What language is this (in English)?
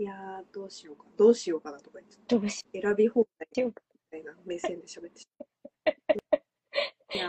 Japanese